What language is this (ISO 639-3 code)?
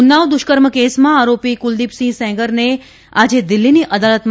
guj